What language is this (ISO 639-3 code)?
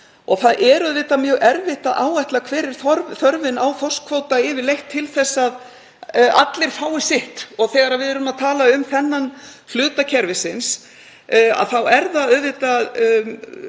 isl